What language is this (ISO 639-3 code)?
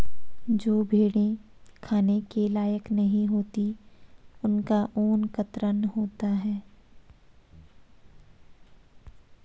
hin